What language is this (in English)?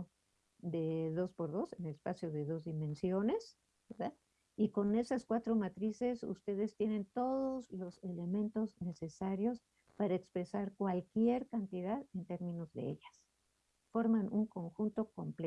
Spanish